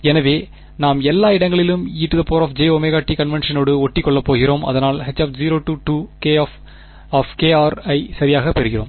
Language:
Tamil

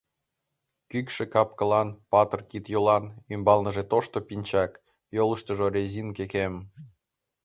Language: Mari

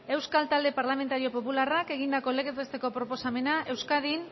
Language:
Basque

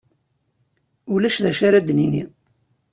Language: Kabyle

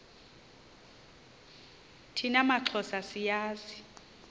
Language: Xhosa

